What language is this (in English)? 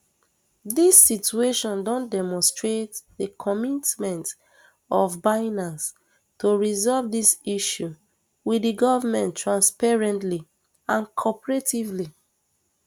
Nigerian Pidgin